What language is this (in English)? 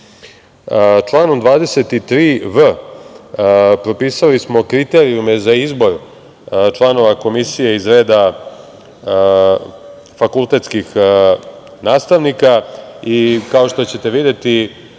Serbian